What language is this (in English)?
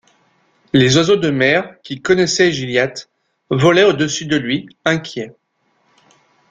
French